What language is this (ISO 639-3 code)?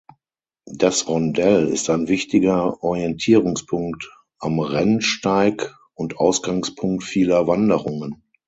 deu